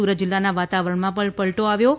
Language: Gujarati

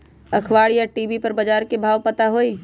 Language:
Magahi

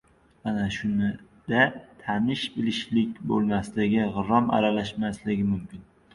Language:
Uzbek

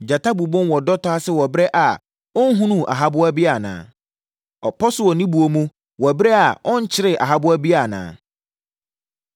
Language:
Akan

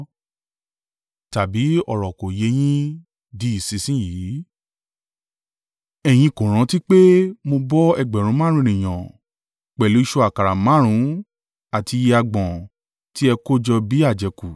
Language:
Yoruba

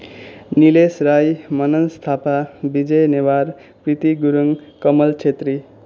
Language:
Nepali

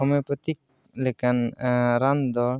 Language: Santali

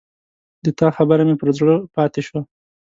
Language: Pashto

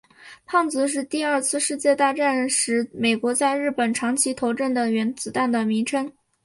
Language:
Chinese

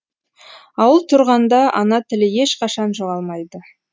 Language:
Kazakh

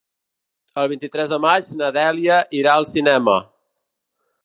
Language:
Catalan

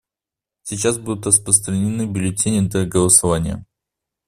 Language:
Russian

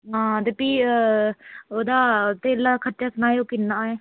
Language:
Dogri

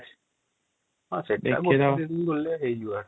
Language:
Odia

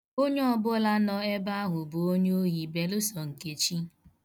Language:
Igbo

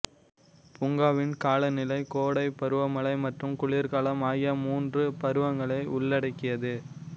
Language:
Tamil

